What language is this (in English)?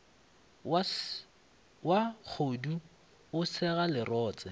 Northern Sotho